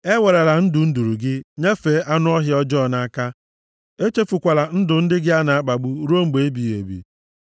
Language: Igbo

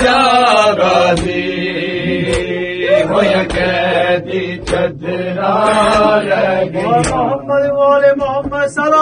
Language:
Urdu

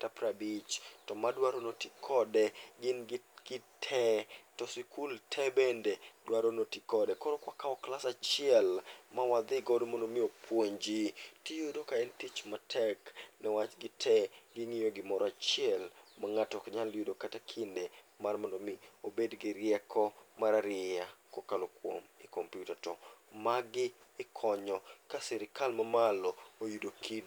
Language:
Luo (Kenya and Tanzania)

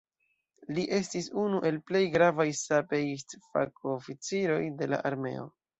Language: Esperanto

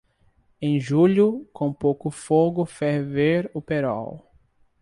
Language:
Portuguese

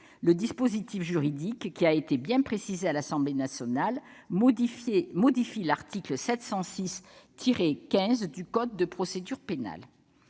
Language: French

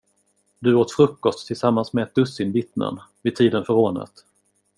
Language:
Swedish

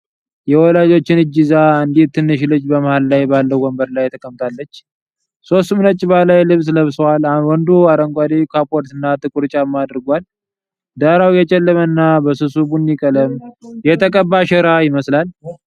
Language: Amharic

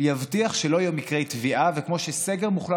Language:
Hebrew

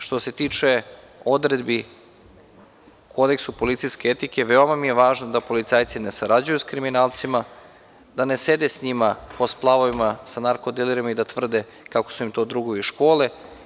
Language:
Serbian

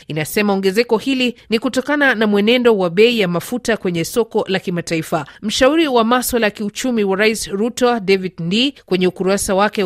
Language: Swahili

